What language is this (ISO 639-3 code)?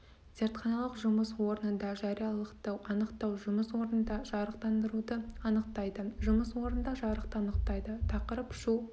kaz